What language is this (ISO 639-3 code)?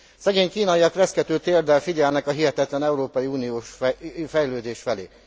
hun